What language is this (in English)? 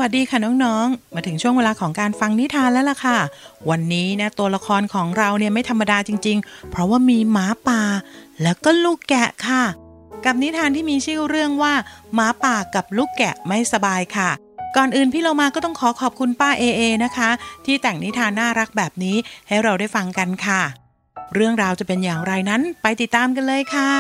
Thai